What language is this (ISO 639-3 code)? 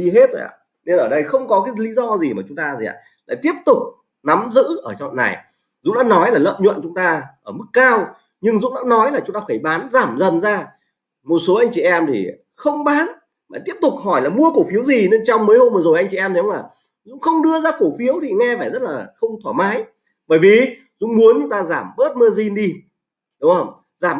vie